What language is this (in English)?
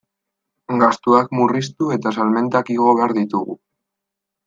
Basque